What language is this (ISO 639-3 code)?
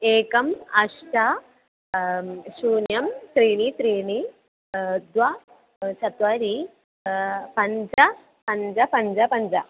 san